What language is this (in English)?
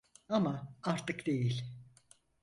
Turkish